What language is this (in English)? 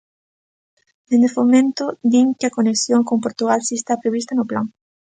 Galician